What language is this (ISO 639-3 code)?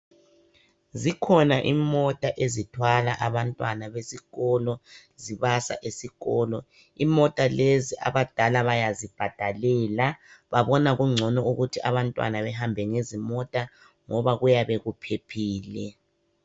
nde